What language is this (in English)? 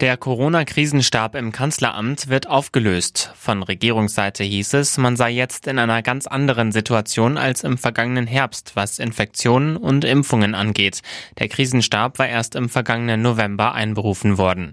German